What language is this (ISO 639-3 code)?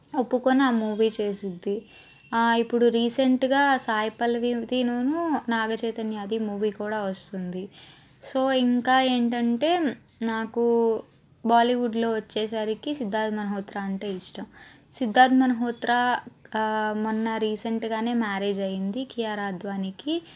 tel